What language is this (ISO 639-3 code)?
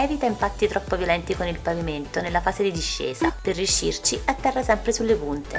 ita